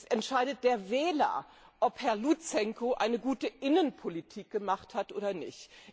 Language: German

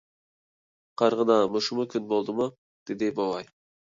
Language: Uyghur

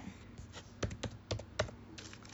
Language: English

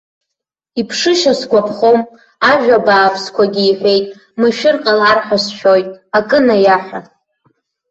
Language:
Abkhazian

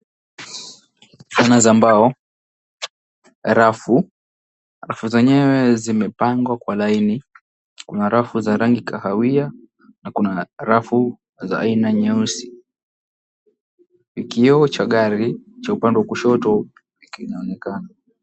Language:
Swahili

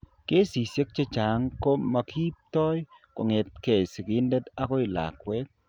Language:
Kalenjin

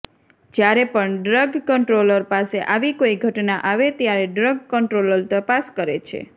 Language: Gujarati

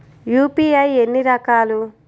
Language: Telugu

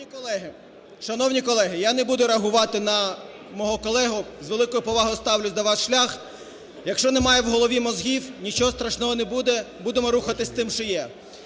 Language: Ukrainian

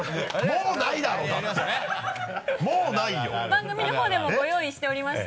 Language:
Japanese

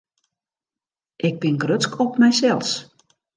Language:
Western Frisian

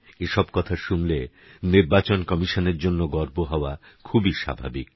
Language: Bangla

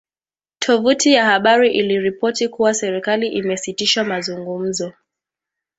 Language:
Swahili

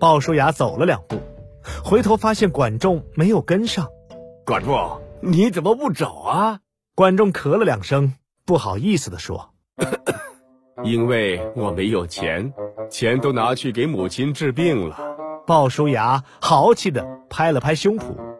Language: Chinese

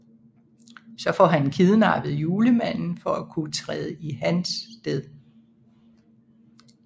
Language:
Danish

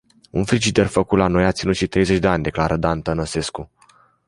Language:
Romanian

